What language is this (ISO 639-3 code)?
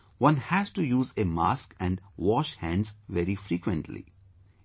eng